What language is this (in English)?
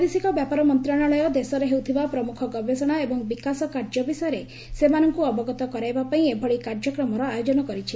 Odia